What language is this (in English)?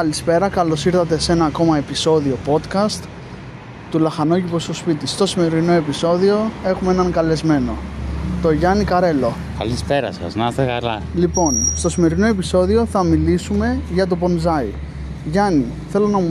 Greek